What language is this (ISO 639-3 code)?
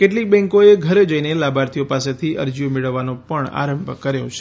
guj